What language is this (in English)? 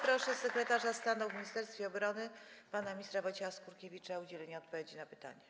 Polish